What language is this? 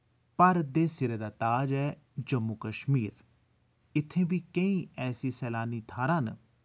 Dogri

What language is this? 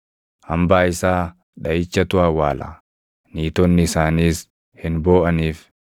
Oromo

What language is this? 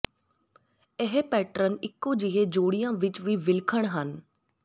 Punjabi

